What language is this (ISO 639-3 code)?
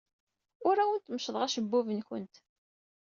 kab